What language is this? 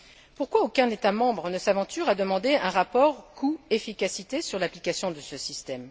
French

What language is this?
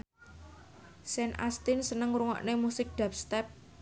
Javanese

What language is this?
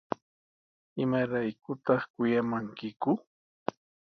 Sihuas Ancash Quechua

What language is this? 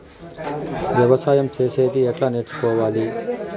Telugu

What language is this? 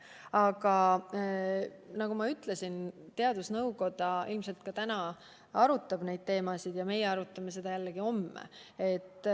Estonian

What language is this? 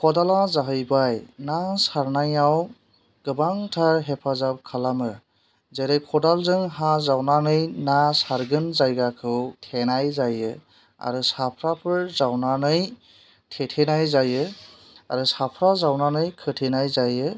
Bodo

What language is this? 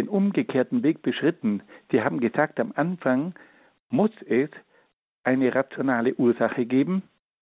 German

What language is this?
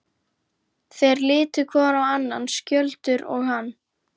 Icelandic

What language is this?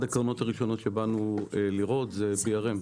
Hebrew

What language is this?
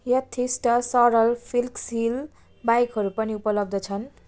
Nepali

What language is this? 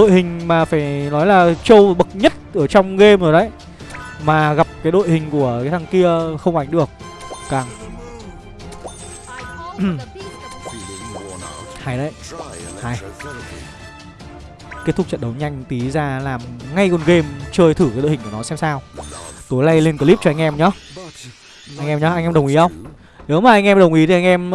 Vietnamese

